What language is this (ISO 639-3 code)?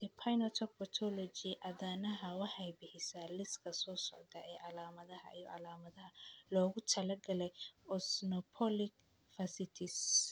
som